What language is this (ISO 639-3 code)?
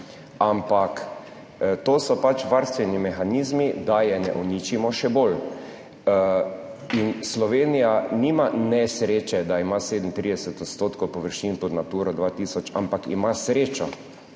slv